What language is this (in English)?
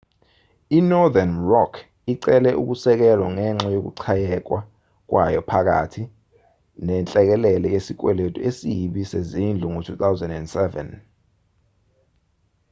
Zulu